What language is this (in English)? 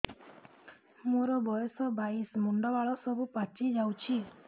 Odia